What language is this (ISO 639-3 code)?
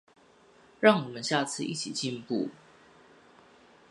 zho